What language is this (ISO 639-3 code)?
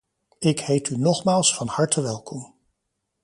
nld